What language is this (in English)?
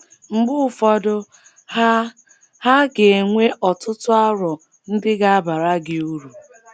Igbo